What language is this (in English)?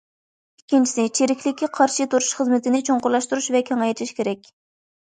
Uyghur